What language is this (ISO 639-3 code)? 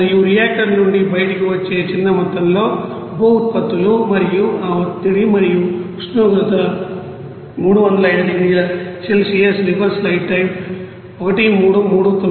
tel